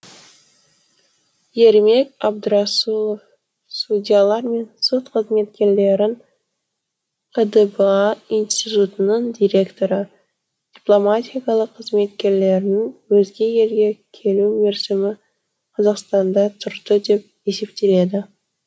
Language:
Kazakh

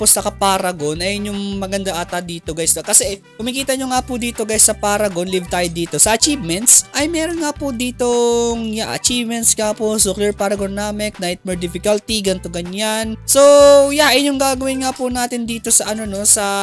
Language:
Filipino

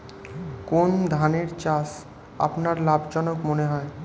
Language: Bangla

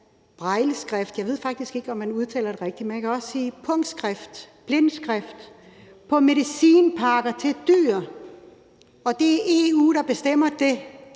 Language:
Danish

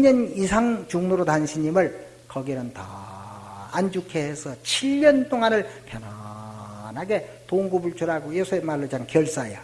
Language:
Korean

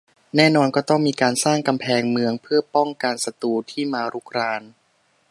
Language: Thai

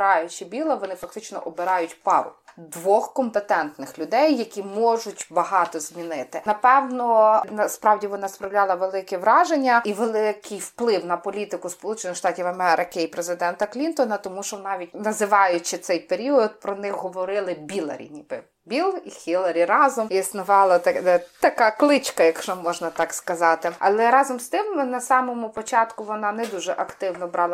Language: Ukrainian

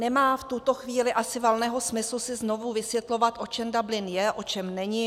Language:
Czech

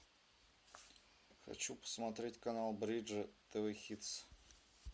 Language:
Russian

